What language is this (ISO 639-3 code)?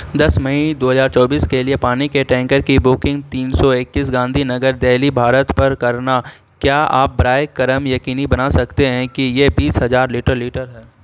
urd